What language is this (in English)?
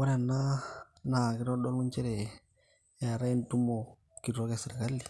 Masai